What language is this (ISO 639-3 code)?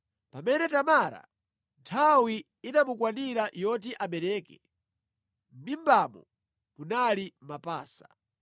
nya